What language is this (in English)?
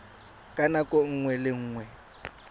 Tswana